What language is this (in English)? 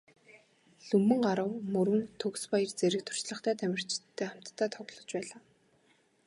Mongolian